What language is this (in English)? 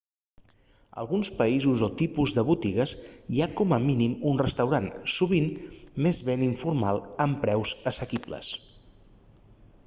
Catalan